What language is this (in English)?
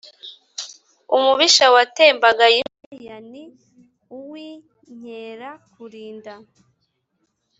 Kinyarwanda